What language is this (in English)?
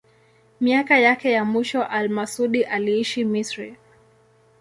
Swahili